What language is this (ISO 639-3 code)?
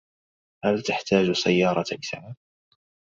ara